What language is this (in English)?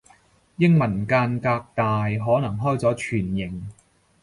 Cantonese